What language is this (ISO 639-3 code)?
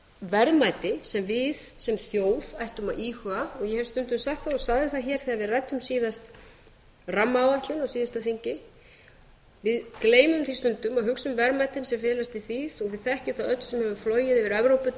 isl